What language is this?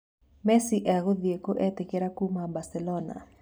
Kikuyu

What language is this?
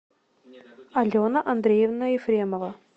Russian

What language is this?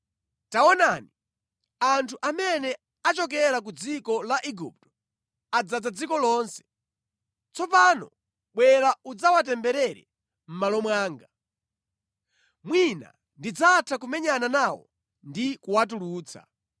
Nyanja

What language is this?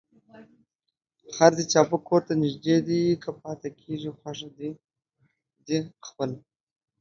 Pashto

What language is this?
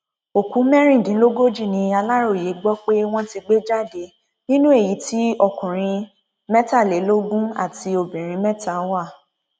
Yoruba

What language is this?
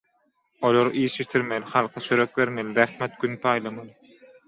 Turkmen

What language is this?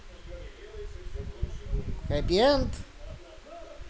Russian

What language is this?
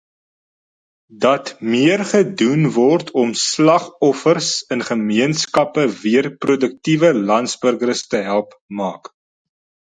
Afrikaans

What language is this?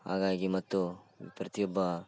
Kannada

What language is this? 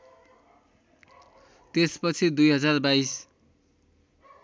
Nepali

